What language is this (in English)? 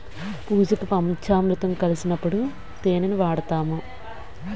Telugu